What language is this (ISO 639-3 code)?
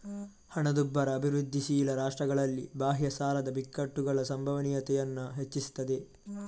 kan